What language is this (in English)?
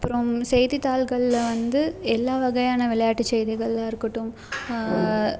Tamil